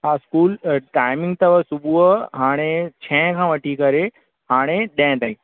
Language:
Sindhi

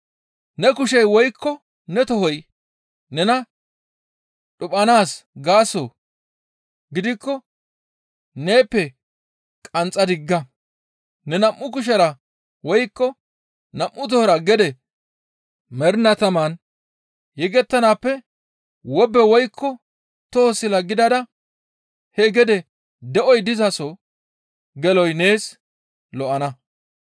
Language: Gamo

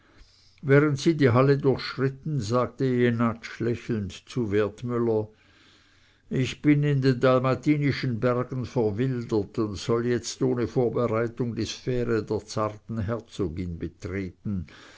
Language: German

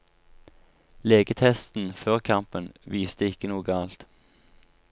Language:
Norwegian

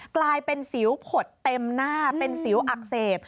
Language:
Thai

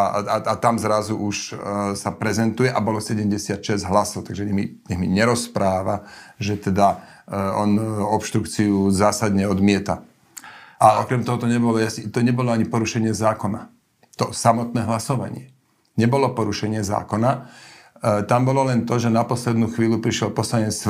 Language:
Slovak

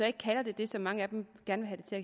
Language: Danish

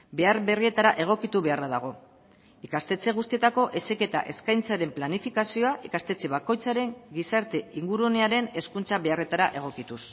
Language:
Basque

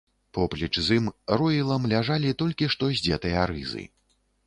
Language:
Belarusian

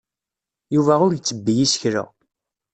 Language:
Kabyle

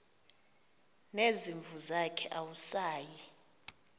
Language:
Xhosa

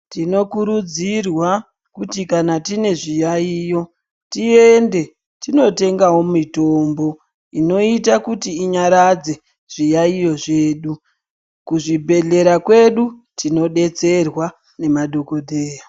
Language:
Ndau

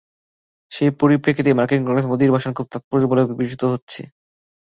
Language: Bangla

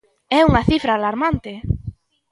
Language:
Galician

